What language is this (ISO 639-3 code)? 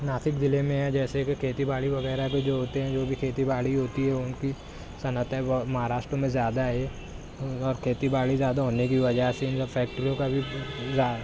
urd